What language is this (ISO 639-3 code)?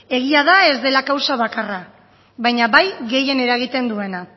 eus